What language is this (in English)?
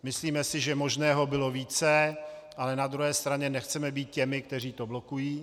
Czech